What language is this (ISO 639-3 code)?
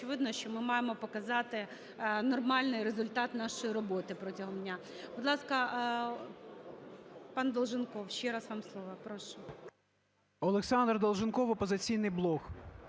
ukr